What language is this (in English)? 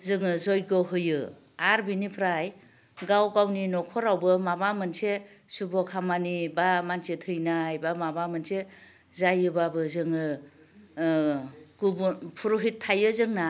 Bodo